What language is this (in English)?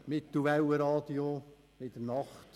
Swiss German